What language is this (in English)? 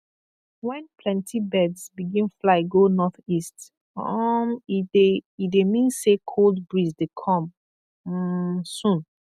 Nigerian Pidgin